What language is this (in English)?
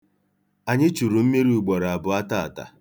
Igbo